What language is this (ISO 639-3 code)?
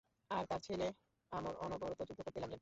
ben